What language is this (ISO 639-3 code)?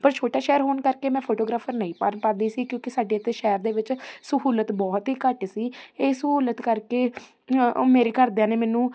pan